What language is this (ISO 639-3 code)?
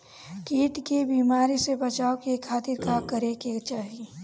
bho